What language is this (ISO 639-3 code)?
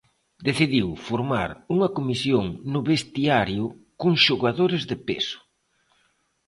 glg